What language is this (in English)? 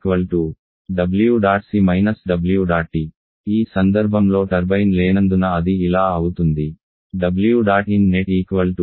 Telugu